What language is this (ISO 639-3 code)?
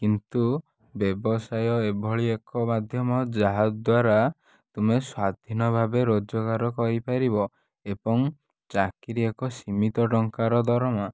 ori